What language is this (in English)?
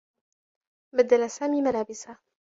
Arabic